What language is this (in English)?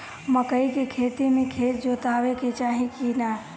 Bhojpuri